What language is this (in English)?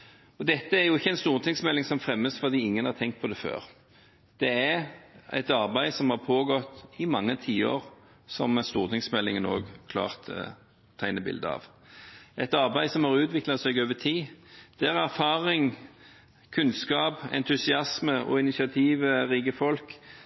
Norwegian Bokmål